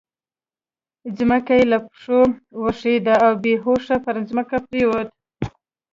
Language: Pashto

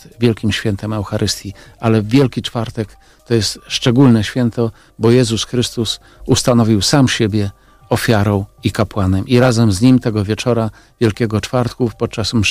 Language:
Polish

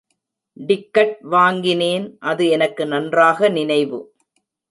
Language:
Tamil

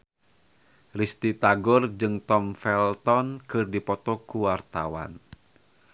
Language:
Sundanese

